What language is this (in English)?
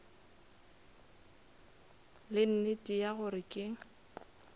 Northern Sotho